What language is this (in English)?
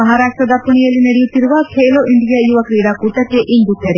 Kannada